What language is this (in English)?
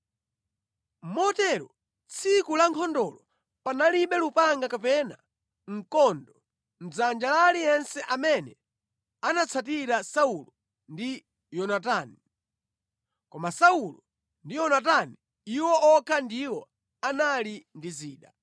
Nyanja